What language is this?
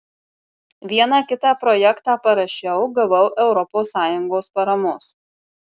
Lithuanian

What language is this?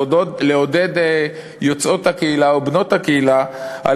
Hebrew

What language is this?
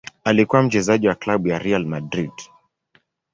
Swahili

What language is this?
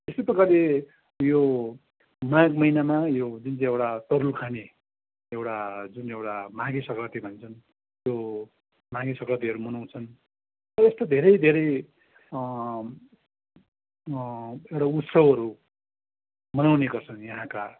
Nepali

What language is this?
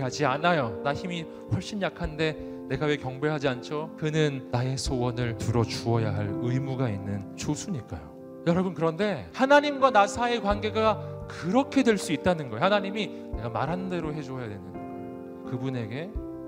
Korean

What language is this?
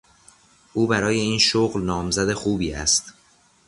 Persian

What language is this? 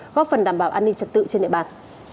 Vietnamese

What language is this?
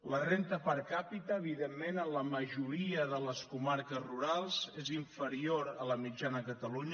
Catalan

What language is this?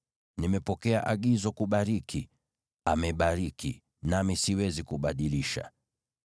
Swahili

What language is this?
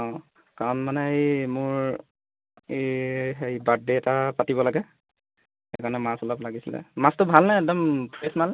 Assamese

